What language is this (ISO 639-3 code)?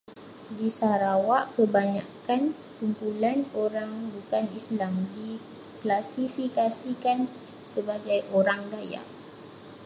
msa